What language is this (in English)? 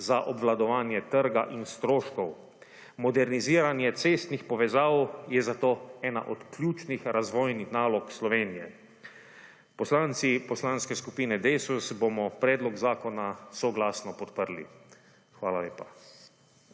Slovenian